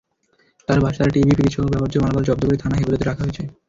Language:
Bangla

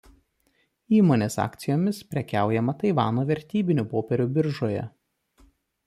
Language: Lithuanian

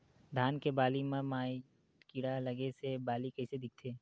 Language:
Chhattisgarhi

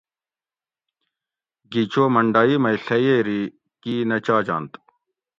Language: Gawri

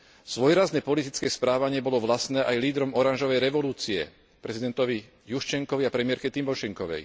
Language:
Slovak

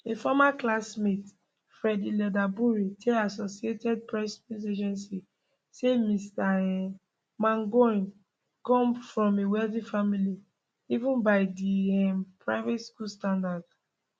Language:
Nigerian Pidgin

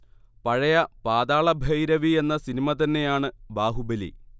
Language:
Malayalam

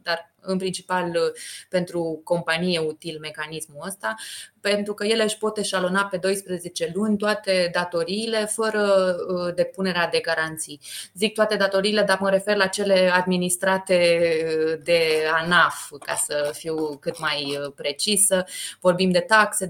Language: Romanian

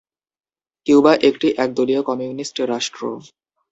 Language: Bangla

